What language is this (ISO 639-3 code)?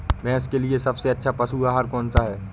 hin